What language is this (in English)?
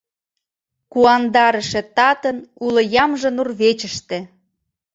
Mari